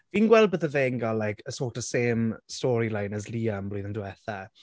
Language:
Welsh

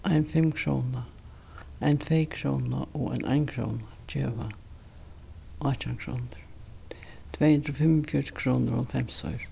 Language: Faroese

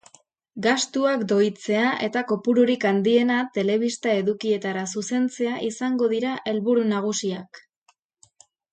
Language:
Basque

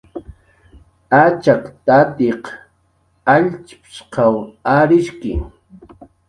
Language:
Jaqaru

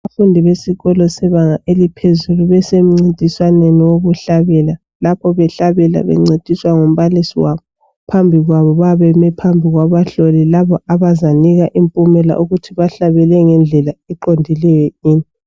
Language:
North Ndebele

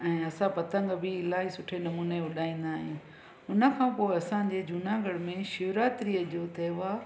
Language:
Sindhi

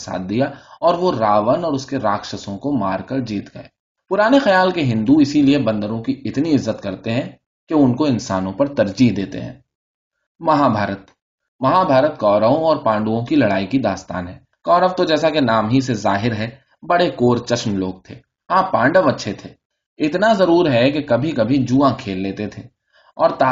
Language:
Urdu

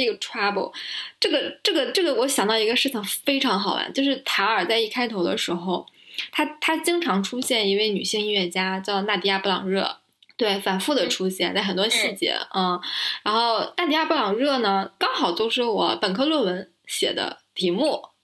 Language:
Chinese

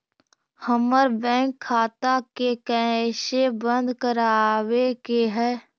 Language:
Magahi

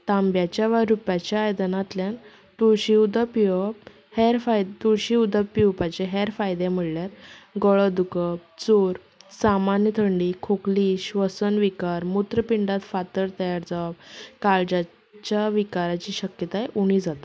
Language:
Konkani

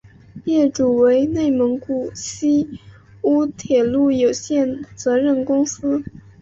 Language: Chinese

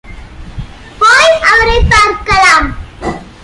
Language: Tamil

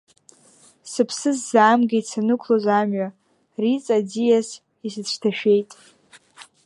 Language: Abkhazian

